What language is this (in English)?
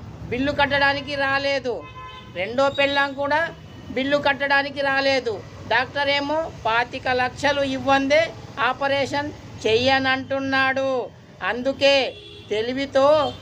Telugu